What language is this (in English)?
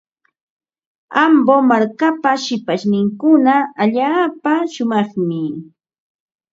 Ambo-Pasco Quechua